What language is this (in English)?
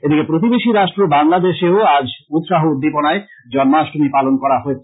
Bangla